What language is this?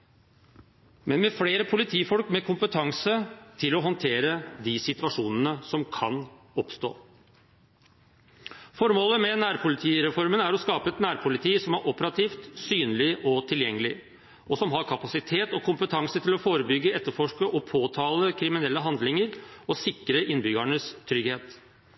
Norwegian Bokmål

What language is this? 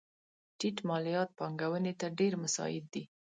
Pashto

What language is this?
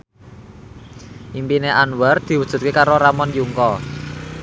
Javanese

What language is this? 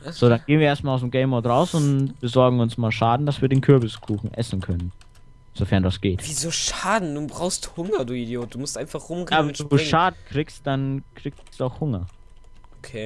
German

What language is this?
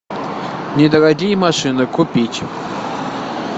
Russian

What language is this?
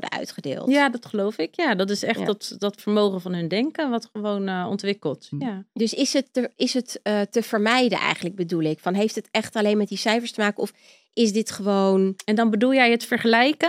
Dutch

